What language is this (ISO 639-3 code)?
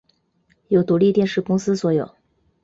zho